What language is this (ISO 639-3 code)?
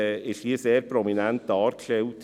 gsw